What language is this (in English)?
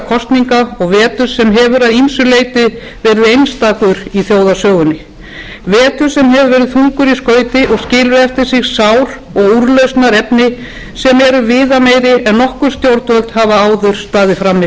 Icelandic